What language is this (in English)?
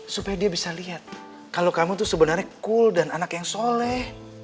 Indonesian